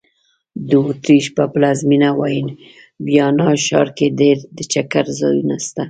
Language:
Pashto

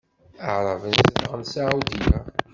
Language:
Kabyle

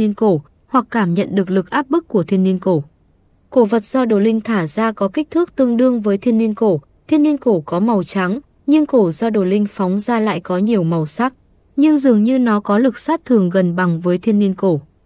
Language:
Vietnamese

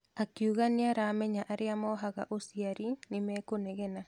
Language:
Kikuyu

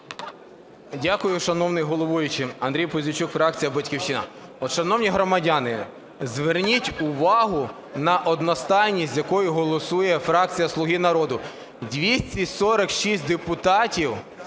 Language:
Ukrainian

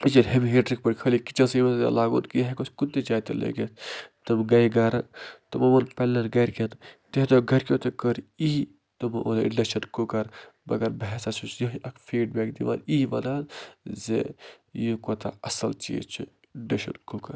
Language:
Kashmiri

